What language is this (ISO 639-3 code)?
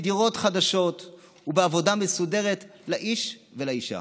heb